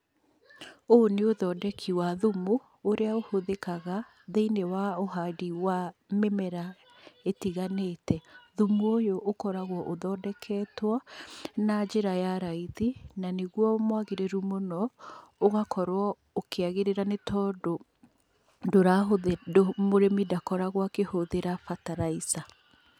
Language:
Kikuyu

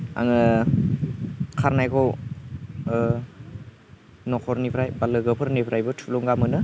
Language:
Bodo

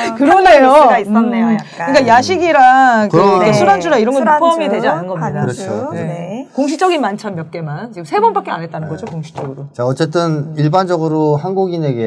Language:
Korean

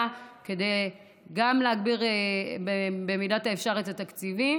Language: Hebrew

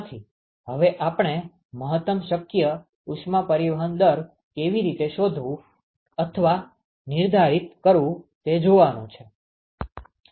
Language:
Gujarati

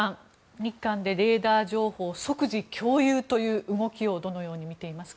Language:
Japanese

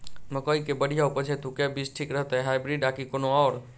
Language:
Maithili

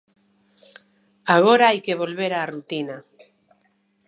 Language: Galician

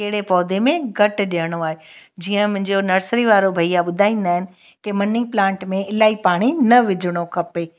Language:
Sindhi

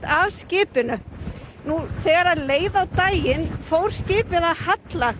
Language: Icelandic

